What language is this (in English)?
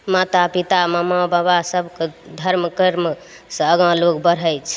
Maithili